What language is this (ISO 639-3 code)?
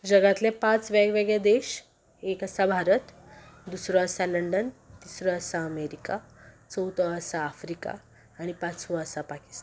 kok